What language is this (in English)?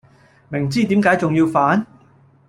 Cantonese